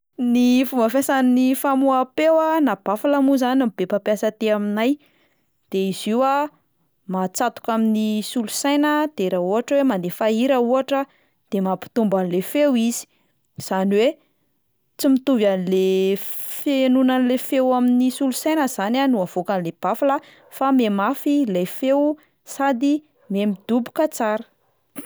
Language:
Malagasy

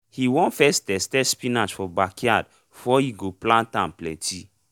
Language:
Nigerian Pidgin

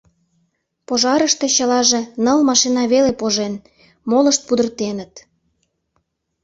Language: Mari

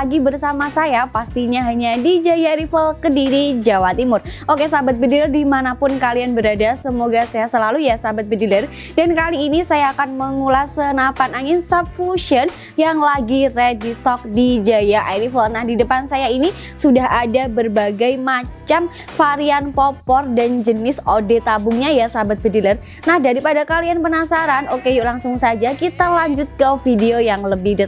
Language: Indonesian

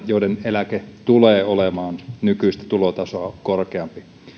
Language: Finnish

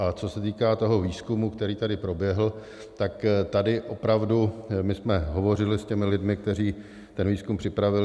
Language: Czech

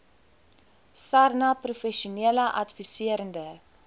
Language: Afrikaans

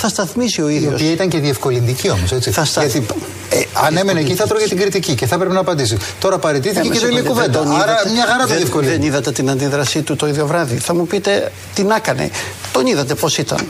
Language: Greek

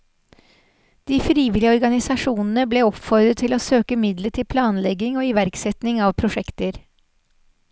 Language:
Norwegian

